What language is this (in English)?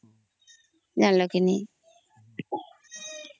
Odia